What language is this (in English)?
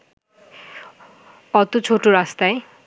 Bangla